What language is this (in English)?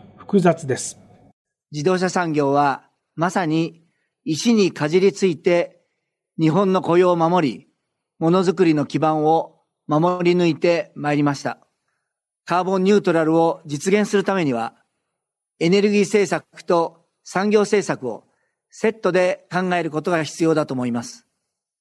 Japanese